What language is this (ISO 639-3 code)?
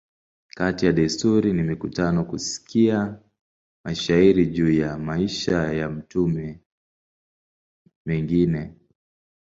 swa